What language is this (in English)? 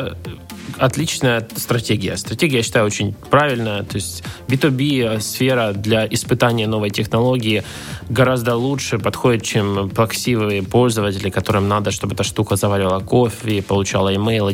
Russian